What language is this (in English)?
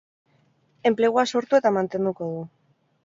Basque